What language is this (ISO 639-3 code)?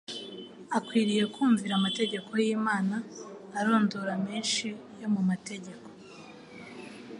kin